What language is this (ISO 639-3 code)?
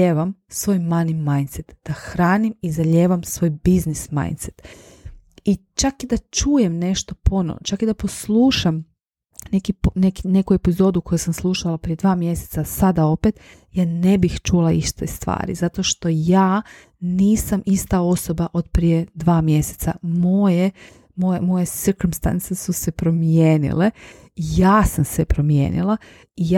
hrv